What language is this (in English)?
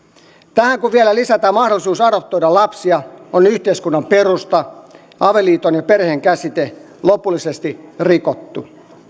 Finnish